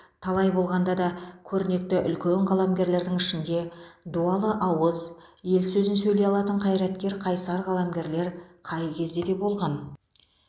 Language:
Kazakh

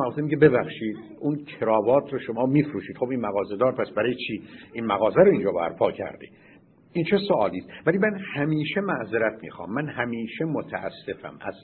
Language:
Persian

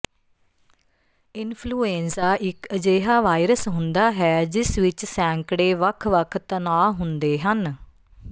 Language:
Punjabi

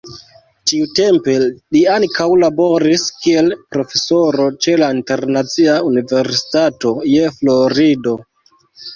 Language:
Esperanto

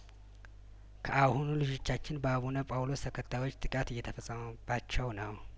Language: Amharic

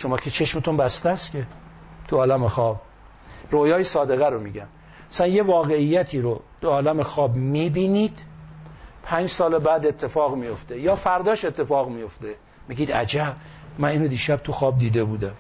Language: Persian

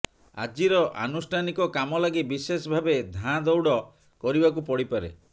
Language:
Odia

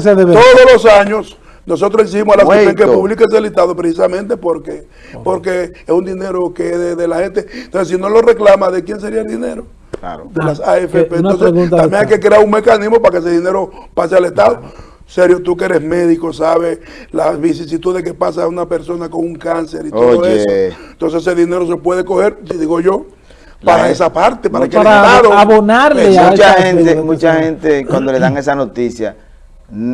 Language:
Spanish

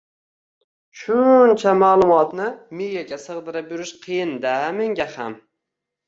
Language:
Uzbek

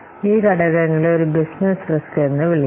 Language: Malayalam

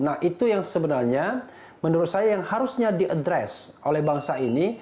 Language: Indonesian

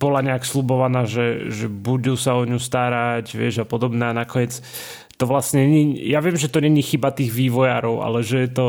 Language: Slovak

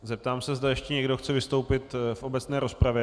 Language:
Czech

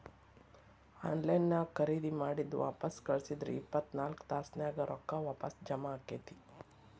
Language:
Kannada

